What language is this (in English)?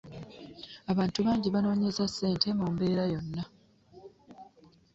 Ganda